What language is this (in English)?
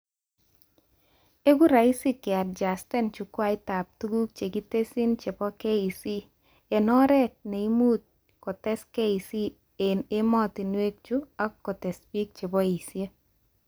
Kalenjin